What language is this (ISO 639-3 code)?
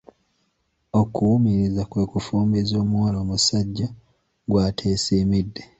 lug